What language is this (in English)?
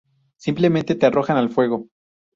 Spanish